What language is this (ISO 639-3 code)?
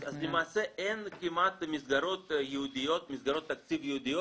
heb